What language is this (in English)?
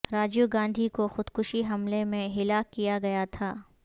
Urdu